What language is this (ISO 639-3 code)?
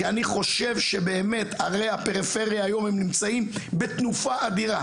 heb